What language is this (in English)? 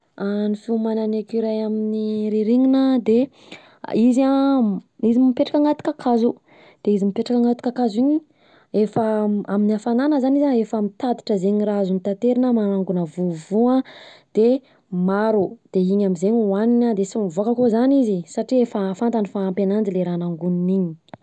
Southern Betsimisaraka Malagasy